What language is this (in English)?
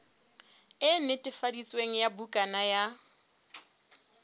Southern Sotho